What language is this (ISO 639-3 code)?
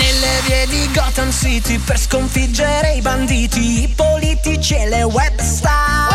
fra